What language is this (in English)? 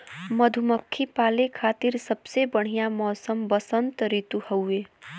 Bhojpuri